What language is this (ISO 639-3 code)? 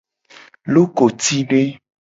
gej